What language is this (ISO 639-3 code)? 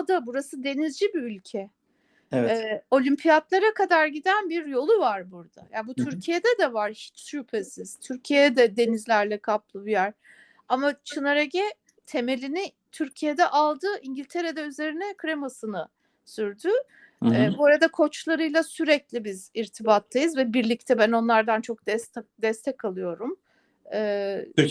tur